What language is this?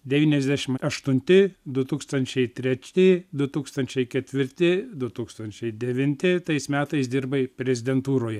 Lithuanian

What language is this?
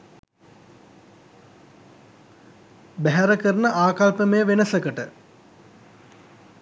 Sinhala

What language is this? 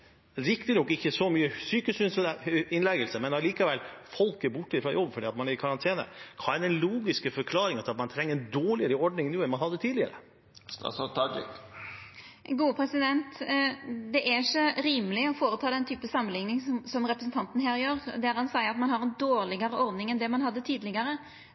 Norwegian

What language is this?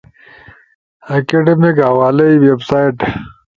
Ushojo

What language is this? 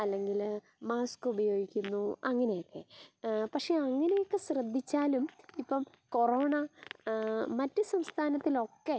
Malayalam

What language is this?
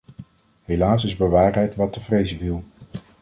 Dutch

